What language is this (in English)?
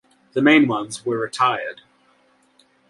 English